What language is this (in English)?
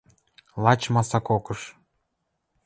Western Mari